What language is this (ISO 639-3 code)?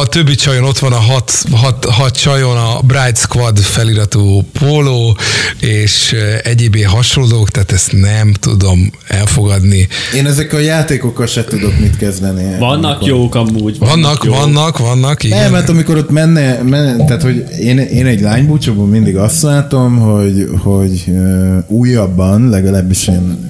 hun